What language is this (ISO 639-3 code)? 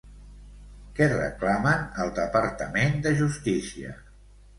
cat